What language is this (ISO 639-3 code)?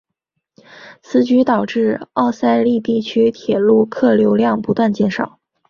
zho